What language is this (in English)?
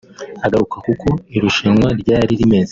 Kinyarwanda